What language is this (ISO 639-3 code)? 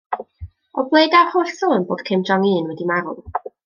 cym